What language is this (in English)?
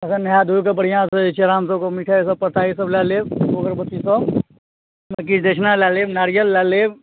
Maithili